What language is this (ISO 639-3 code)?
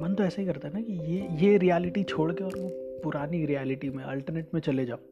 hin